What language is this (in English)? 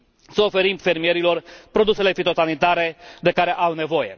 Romanian